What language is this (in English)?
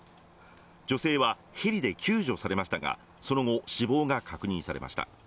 Japanese